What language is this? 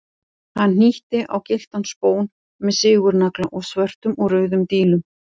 Icelandic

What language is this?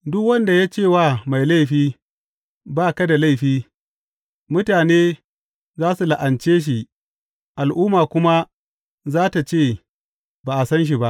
Hausa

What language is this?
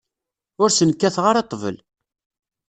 Kabyle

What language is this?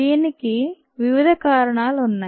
Telugu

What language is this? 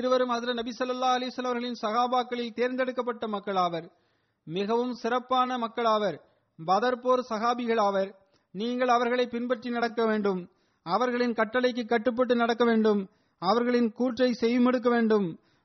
Tamil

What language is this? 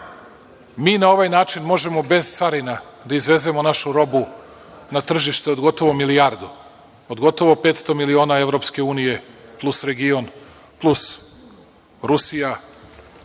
Serbian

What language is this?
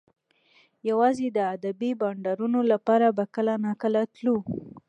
Pashto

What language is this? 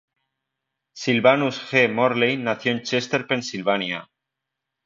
Spanish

